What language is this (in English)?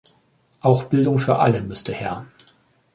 German